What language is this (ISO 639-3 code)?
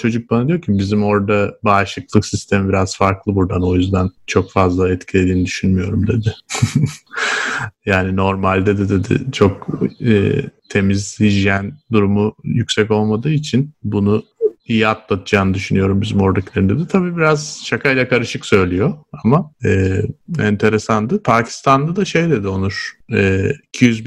tur